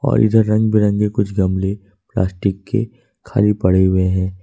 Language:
Hindi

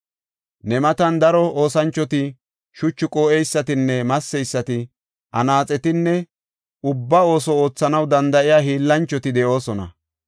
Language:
Gofa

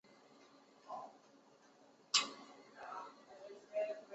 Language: Chinese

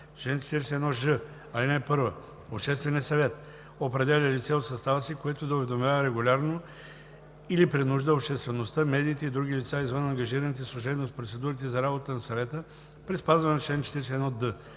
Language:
Bulgarian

